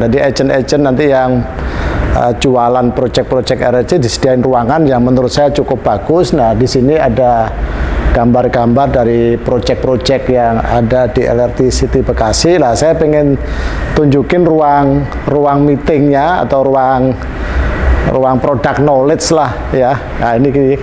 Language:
Indonesian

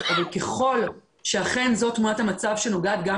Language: Hebrew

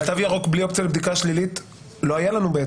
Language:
Hebrew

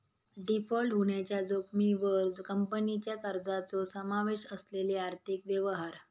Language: Marathi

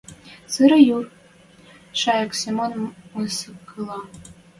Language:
Western Mari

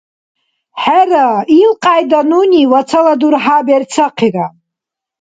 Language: Dargwa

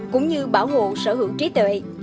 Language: Vietnamese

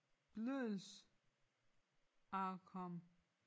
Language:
Danish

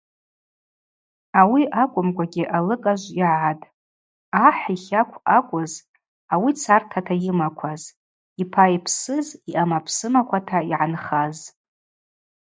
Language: Abaza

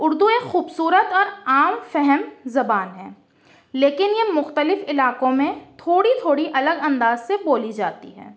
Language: Urdu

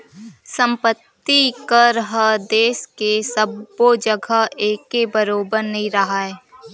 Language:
Chhattisgarhi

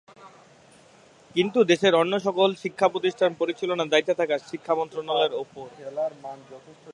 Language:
Bangla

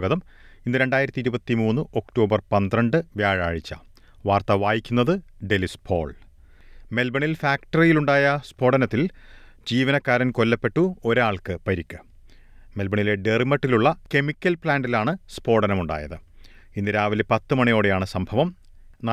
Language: Malayalam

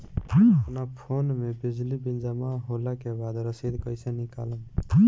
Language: Bhojpuri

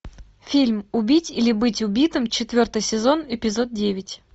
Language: Russian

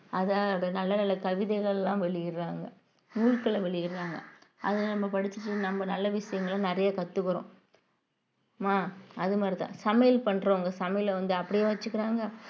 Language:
Tamil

